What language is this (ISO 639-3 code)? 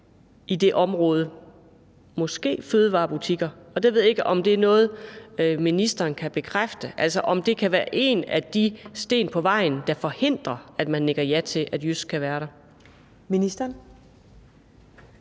dan